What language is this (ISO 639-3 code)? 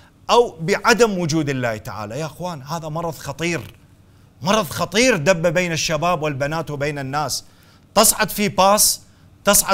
ara